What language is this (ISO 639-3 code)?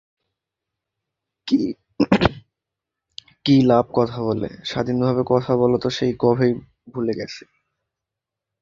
ben